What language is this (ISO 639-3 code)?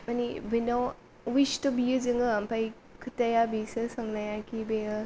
brx